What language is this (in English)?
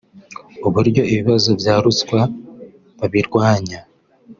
Kinyarwanda